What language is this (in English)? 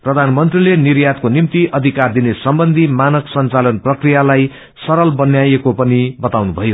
Nepali